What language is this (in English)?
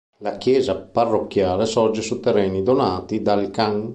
Italian